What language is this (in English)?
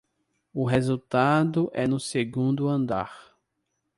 Portuguese